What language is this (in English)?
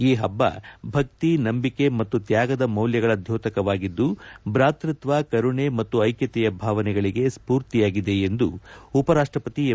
Kannada